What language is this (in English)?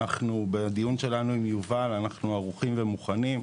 Hebrew